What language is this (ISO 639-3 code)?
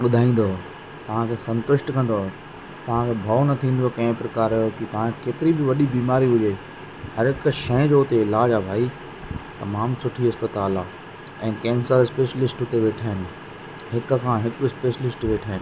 snd